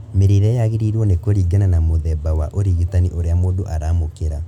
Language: Kikuyu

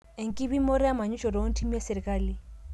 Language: Masai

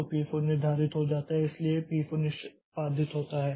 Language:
Hindi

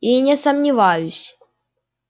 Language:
Russian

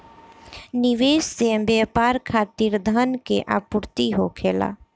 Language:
Bhojpuri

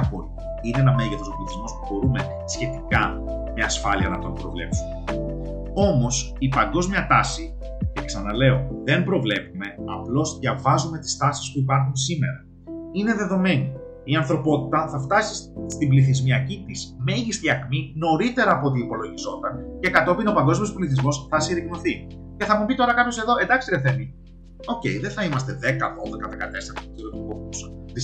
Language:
Greek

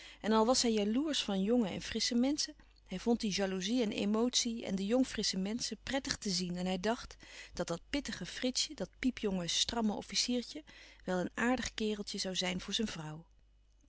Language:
Dutch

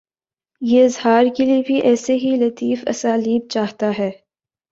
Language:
Urdu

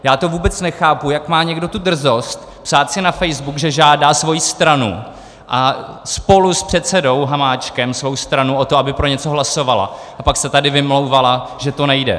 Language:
Czech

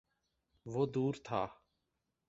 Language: Urdu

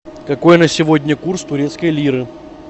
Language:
Russian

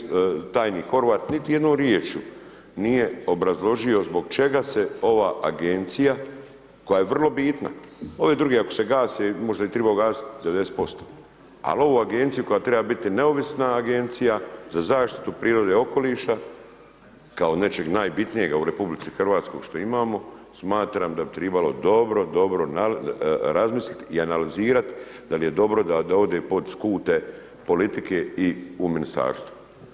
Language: Croatian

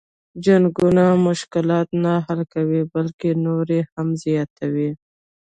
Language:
Pashto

